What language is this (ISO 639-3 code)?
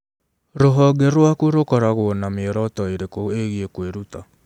kik